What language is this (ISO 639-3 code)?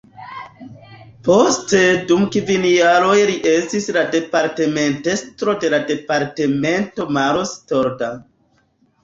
epo